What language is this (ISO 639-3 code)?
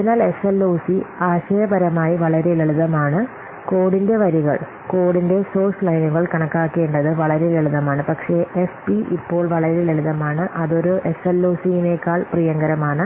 mal